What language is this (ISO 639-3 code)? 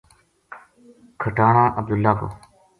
gju